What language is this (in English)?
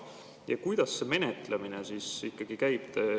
Estonian